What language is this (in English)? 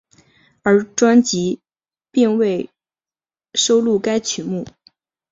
Chinese